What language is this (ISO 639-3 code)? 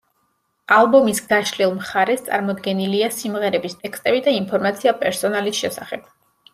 kat